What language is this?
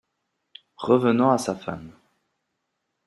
French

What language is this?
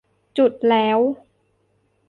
Thai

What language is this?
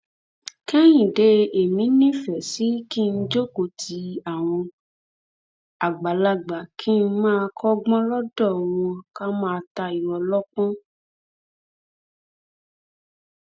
Yoruba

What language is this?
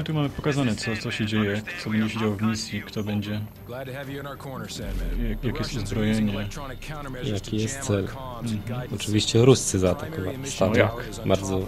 Polish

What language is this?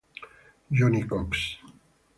Italian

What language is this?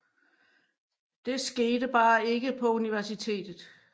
Danish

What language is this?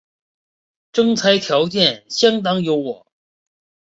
Chinese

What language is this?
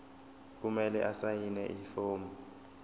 Zulu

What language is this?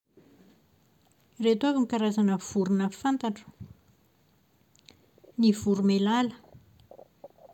Malagasy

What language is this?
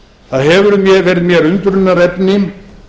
Icelandic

